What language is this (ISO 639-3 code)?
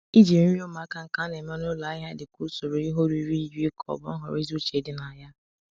ibo